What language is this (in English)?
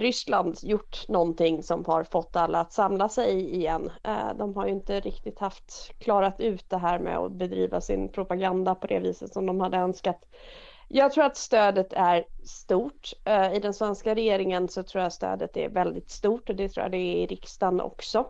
Swedish